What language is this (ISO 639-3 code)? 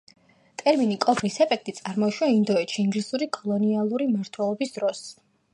kat